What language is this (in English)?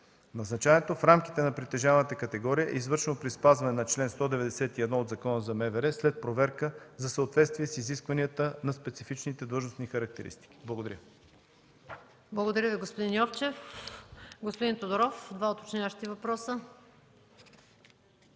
Bulgarian